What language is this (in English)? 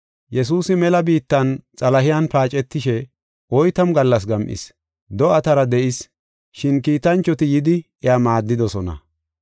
Gofa